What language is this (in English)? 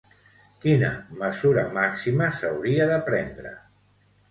Catalan